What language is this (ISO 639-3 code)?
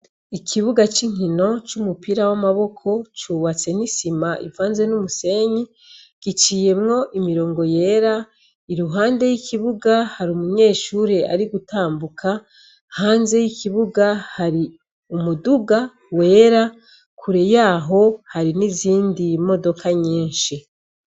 run